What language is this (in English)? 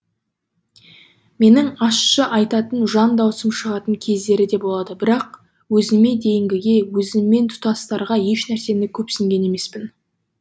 Kazakh